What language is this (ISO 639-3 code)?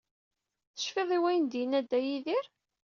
kab